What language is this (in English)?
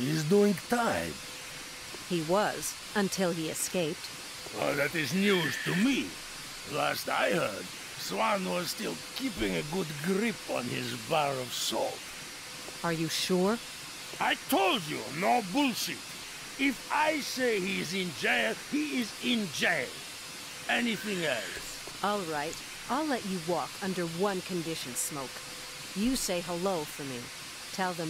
Polish